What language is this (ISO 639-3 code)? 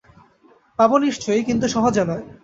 ben